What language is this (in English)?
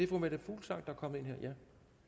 Danish